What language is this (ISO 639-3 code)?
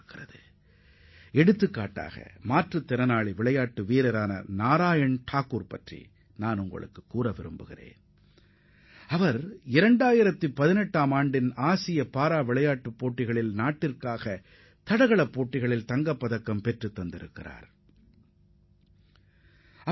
tam